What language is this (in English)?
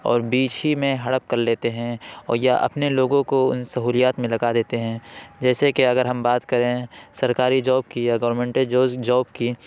Urdu